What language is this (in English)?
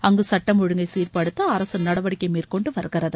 Tamil